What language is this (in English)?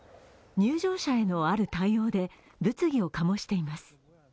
Japanese